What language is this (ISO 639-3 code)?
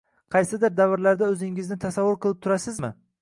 uzb